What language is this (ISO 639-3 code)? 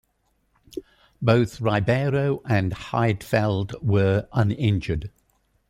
eng